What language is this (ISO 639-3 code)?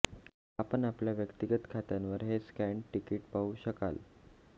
mar